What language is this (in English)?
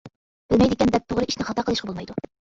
Uyghur